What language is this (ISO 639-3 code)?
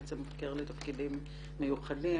heb